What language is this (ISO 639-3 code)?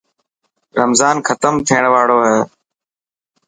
mki